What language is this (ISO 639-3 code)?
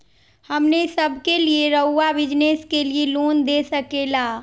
mag